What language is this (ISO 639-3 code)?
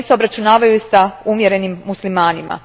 hrv